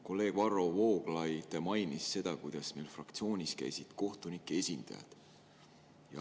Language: Estonian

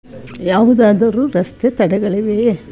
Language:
Kannada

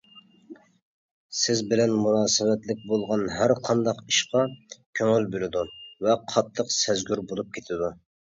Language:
Uyghur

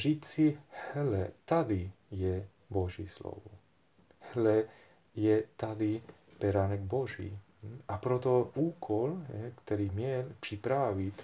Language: Czech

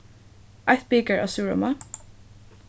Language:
Faroese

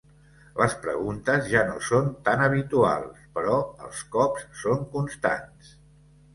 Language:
Catalan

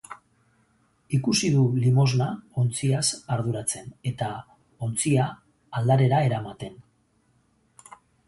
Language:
Basque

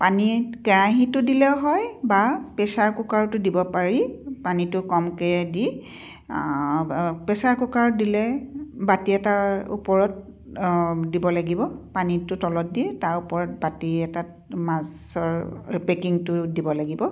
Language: Assamese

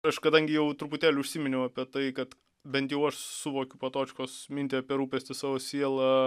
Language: Lithuanian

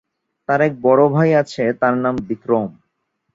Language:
Bangla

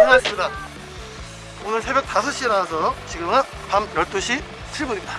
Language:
Korean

